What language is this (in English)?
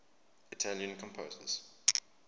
English